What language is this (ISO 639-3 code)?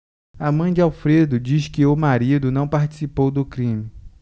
por